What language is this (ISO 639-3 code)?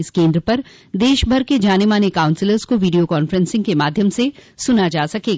hin